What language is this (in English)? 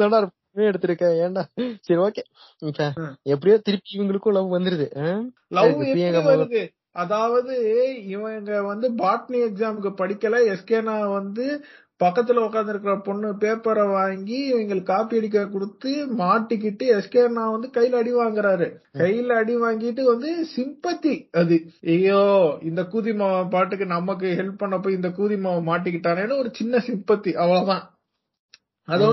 Tamil